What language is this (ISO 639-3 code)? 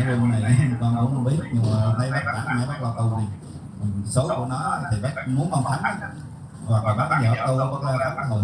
vie